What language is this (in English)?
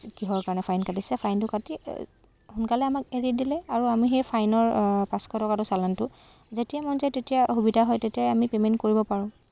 Assamese